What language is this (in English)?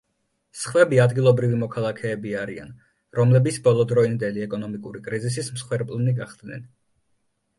Georgian